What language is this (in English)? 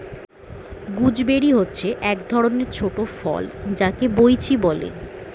Bangla